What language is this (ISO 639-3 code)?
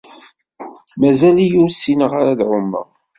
kab